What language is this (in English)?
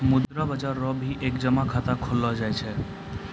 Maithili